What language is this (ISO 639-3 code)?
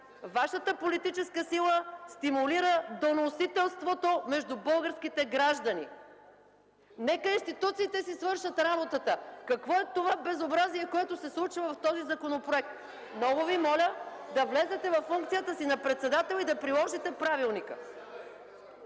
bul